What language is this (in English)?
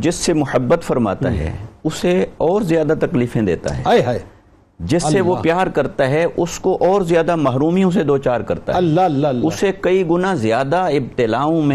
Urdu